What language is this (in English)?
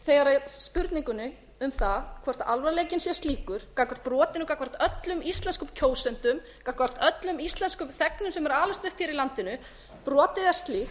Icelandic